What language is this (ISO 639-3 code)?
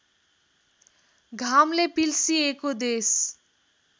nep